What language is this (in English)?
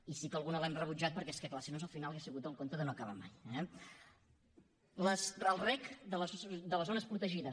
Catalan